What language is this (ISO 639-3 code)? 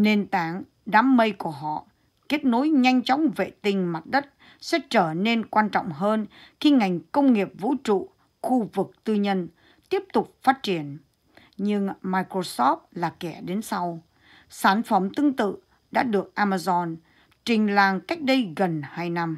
vie